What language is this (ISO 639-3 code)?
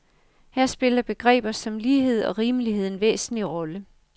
dan